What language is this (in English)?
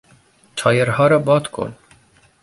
Persian